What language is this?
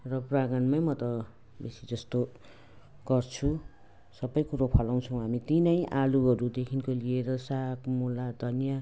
Nepali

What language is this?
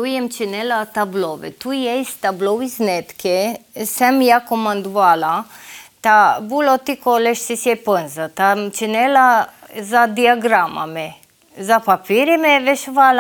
Ukrainian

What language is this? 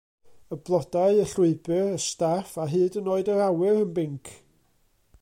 Welsh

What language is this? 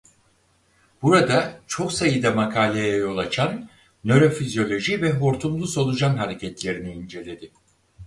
Turkish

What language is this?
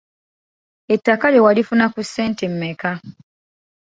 Ganda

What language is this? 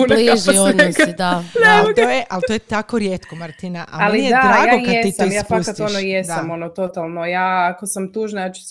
Croatian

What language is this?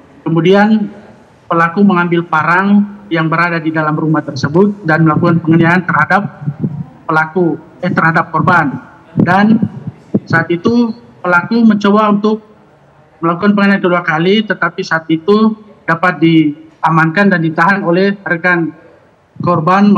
Indonesian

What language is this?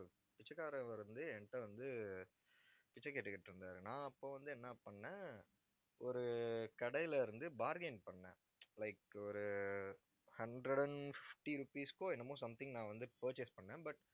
Tamil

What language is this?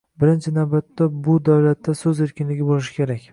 Uzbek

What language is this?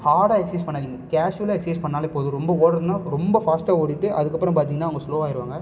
Tamil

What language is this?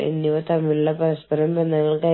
Malayalam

